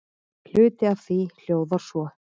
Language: Icelandic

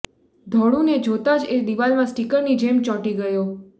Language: Gujarati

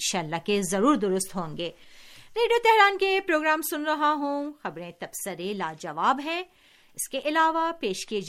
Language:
Urdu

